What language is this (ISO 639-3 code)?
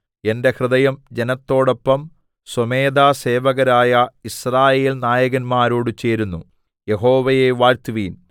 mal